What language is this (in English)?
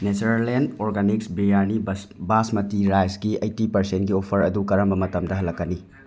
Manipuri